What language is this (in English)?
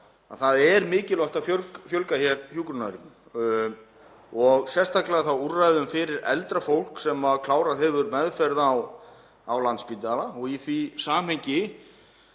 Icelandic